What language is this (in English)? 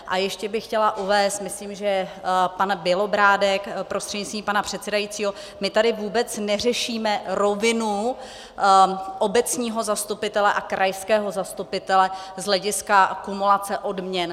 Czech